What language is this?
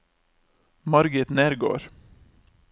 Norwegian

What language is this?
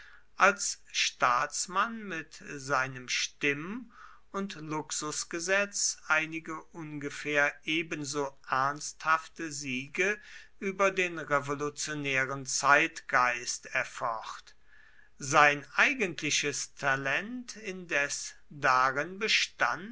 German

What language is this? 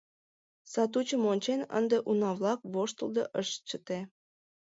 Mari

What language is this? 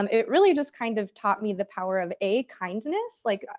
English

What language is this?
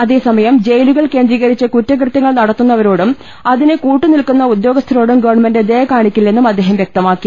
Malayalam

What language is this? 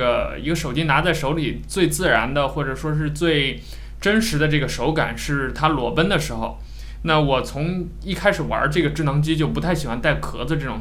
Chinese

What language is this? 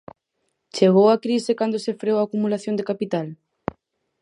Galician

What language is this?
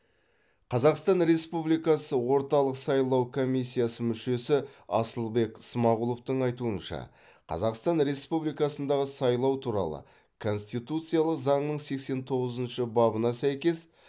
Kazakh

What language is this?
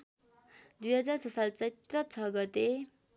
Nepali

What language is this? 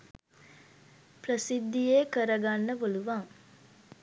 Sinhala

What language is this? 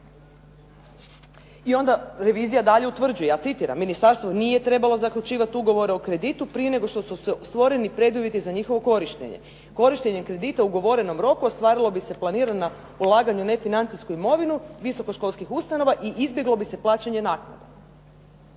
Croatian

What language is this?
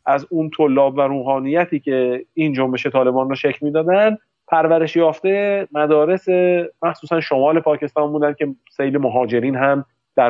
Persian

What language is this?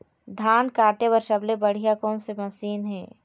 Chhattisgarhi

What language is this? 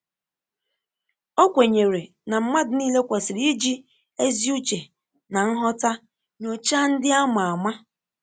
Igbo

